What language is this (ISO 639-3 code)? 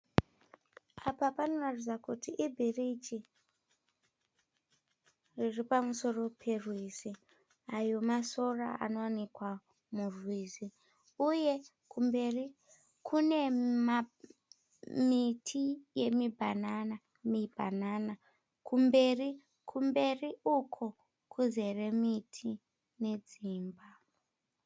sna